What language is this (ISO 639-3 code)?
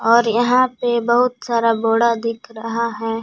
hin